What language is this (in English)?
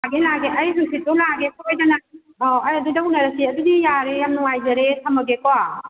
Manipuri